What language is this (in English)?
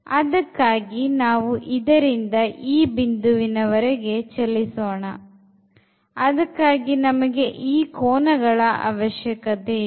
Kannada